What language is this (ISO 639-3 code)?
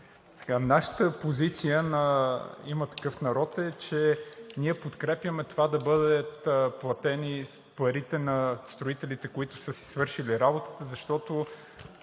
bul